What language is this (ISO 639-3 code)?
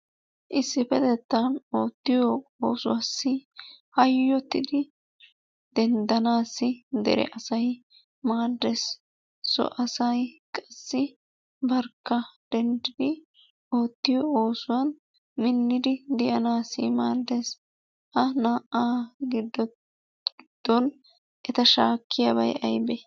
wal